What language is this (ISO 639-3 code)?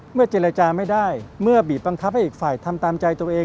tha